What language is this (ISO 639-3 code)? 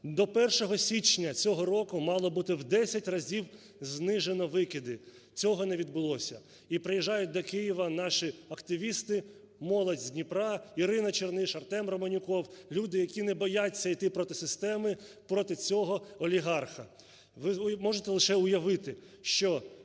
ukr